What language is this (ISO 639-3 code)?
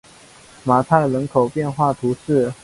zho